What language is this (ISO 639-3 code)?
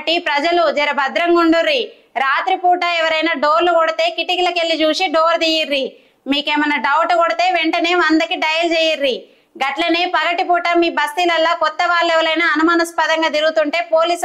tel